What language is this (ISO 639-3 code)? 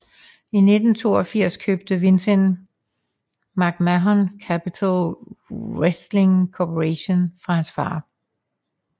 dan